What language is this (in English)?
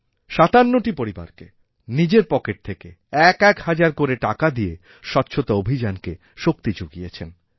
Bangla